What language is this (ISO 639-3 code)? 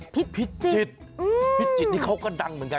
tha